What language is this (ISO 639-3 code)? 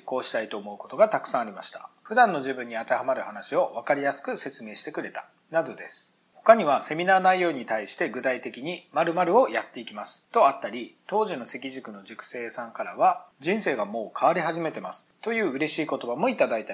jpn